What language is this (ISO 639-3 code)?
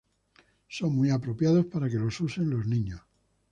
spa